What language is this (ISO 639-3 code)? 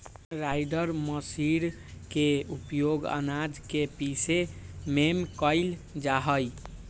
mag